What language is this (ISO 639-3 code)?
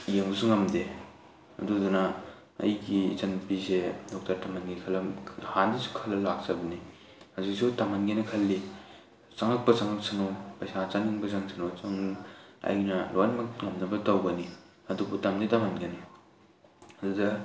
mni